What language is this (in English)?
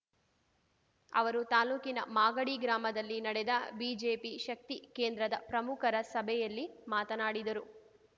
Kannada